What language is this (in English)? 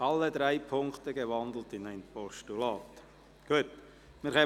Swiss German